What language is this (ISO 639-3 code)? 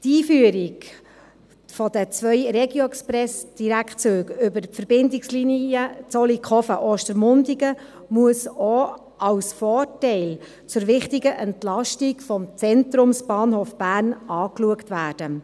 gsw